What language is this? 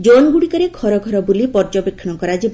Odia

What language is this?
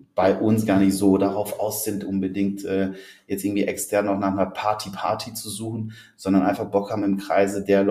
German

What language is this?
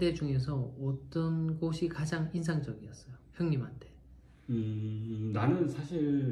Korean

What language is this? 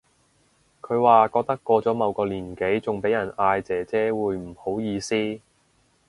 Cantonese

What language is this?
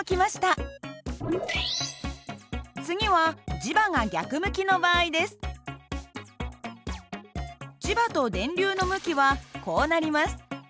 Japanese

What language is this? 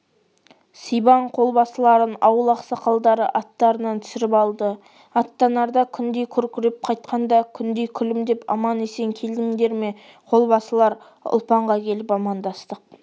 Kazakh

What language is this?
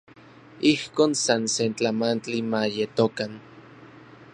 Orizaba Nahuatl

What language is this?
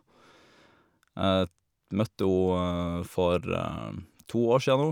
Norwegian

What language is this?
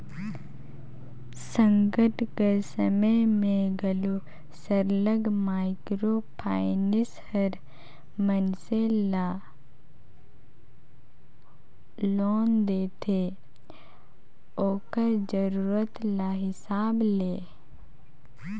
Chhattisgarhi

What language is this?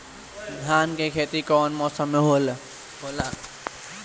Bhojpuri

